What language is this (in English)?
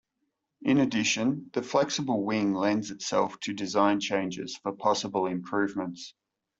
English